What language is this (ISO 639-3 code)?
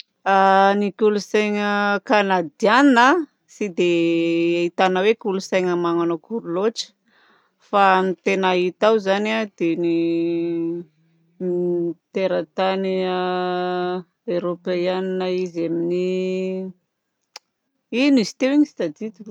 bzc